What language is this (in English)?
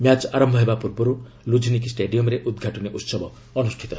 Odia